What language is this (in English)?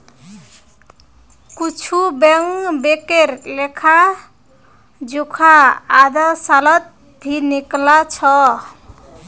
Magahi